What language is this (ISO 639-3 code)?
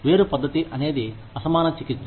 tel